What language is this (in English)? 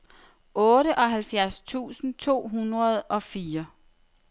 Danish